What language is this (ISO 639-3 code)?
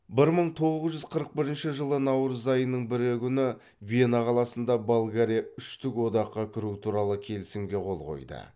kaz